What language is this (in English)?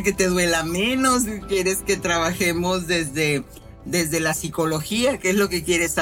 Spanish